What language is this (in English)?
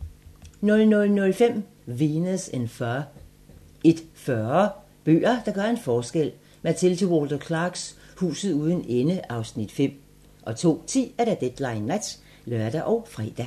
Danish